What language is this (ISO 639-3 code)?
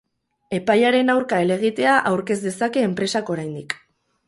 eus